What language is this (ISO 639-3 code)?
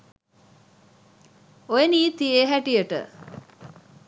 sin